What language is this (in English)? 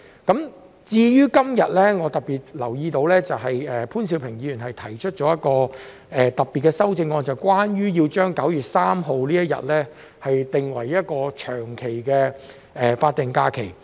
Cantonese